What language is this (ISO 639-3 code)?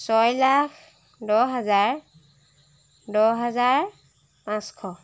asm